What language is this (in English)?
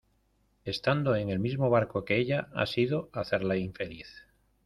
Spanish